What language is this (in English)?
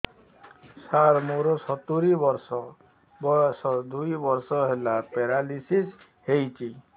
Odia